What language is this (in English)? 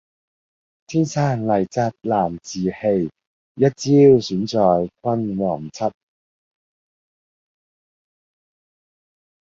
Cantonese